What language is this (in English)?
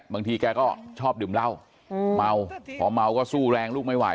Thai